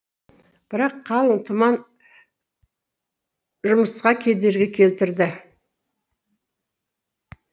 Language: Kazakh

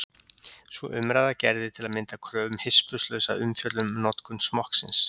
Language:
Icelandic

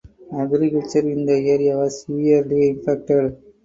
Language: English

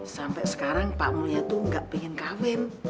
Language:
Indonesian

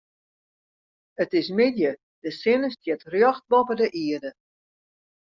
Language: Western Frisian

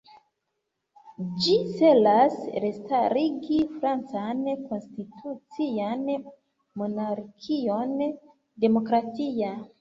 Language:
Esperanto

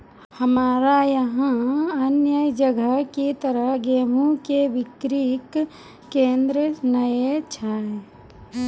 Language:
Maithili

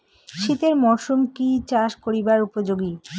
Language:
Bangla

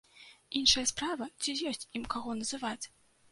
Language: Belarusian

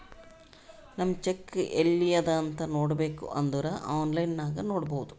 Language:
Kannada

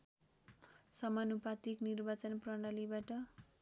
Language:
Nepali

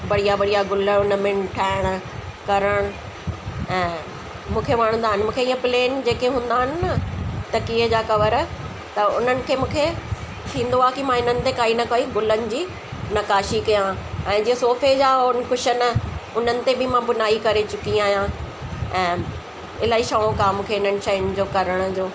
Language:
Sindhi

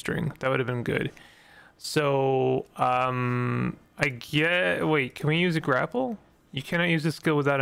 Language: English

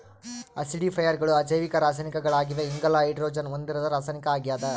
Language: Kannada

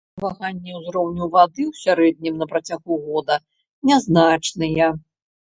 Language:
Belarusian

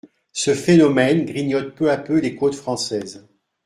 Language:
French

